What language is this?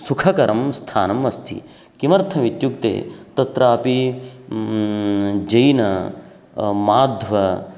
Sanskrit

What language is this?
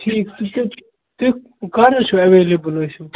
Kashmiri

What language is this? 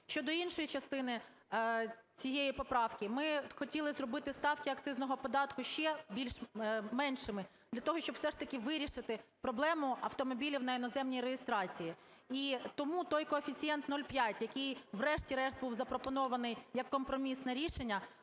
Ukrainian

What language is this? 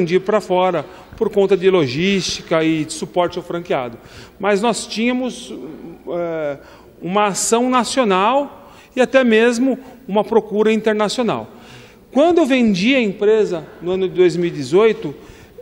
Portuguese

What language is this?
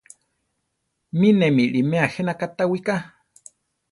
Central Tarahumara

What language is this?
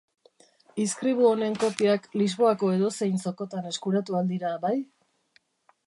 Basque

